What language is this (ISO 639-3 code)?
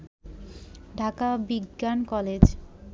ben